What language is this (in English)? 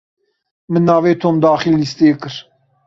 Kurdish